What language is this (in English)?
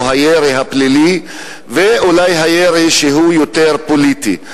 Hebrew